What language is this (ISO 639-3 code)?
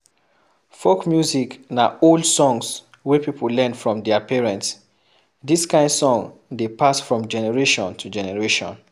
pcm